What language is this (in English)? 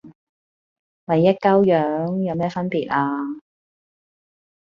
Cantonese